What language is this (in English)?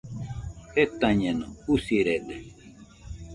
Nüpode Huitoto